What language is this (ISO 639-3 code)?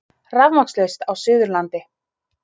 isl